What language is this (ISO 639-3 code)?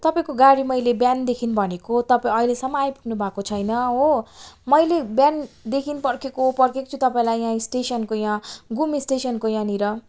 nep